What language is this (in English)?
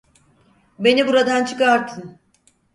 Turkish